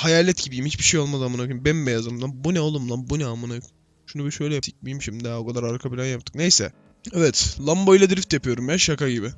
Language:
Turkish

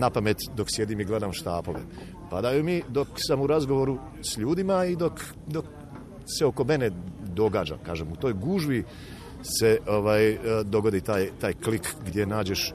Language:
Croatian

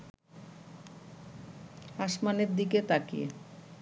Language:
Bangla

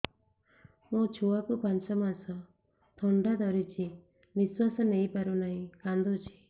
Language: Odia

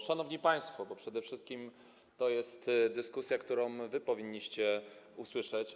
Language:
Polish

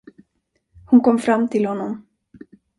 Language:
Swedish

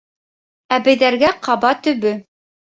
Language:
Bashkir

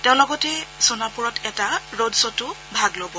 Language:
Assamese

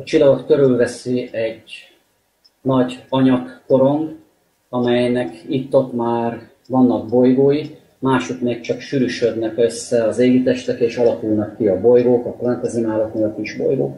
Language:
Hungarian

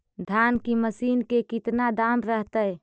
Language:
Magahi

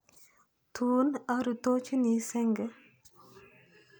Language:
Kalenjin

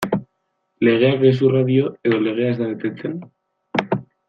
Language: Basque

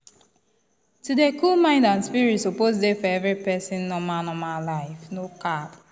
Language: Nigerian Pidgin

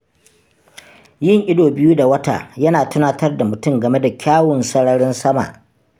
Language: Hausa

